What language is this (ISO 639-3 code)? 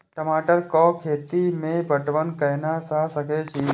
mai